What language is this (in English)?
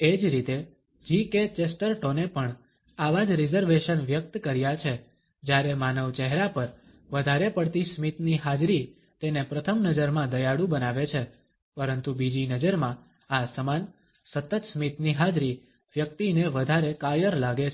Gujarati